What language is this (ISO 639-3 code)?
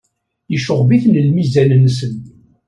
kab